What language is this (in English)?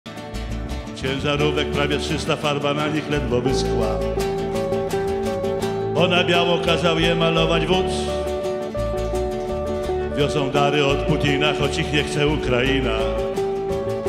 Polish